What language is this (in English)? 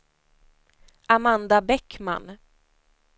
Swedish